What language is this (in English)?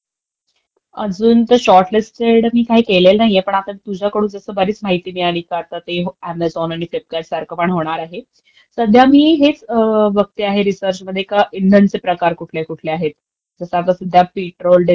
Marathi